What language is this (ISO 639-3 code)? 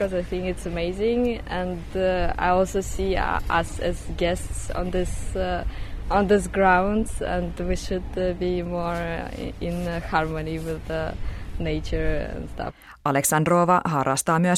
fin